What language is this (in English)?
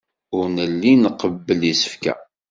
Kabyle